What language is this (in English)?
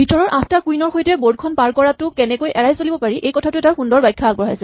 Assamese